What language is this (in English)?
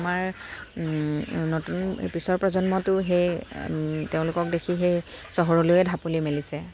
Assamese